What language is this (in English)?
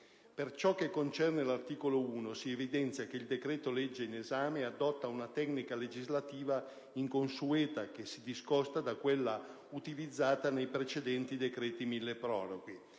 Italian